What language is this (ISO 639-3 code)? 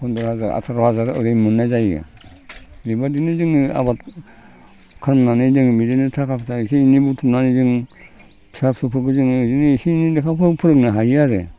brx